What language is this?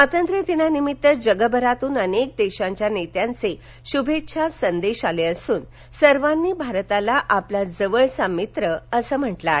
Marathi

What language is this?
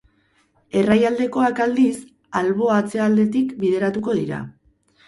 Basque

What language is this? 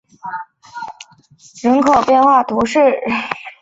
Chinese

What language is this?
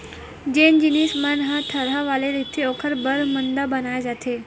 Chhattisgarhi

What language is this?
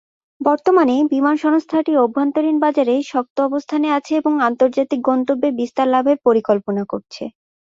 Bangla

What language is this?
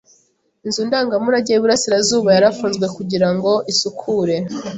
Kinyarwanda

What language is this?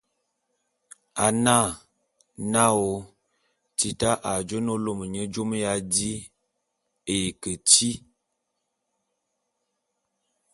Bulu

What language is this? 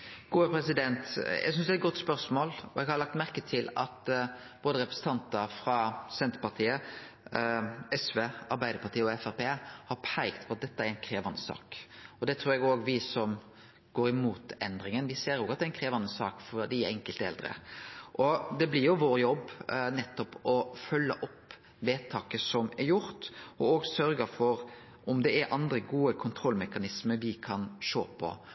Norwegian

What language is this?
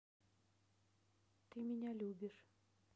Russian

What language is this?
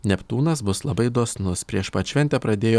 Lithuanian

